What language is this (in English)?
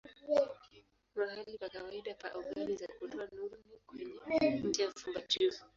Swahili